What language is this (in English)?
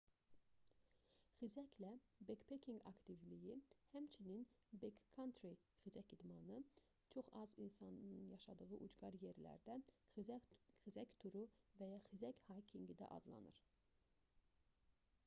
Azerbaijani